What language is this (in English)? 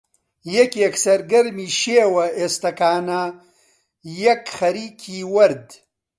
Central Kurdish